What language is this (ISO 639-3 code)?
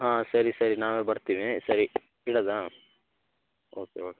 kan